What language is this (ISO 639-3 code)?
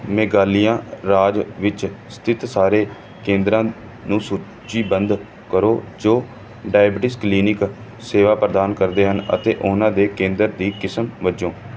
pan